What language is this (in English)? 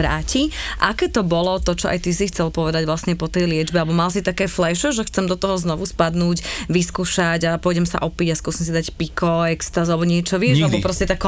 Slovak